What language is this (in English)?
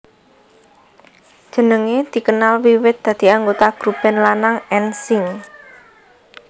Javanese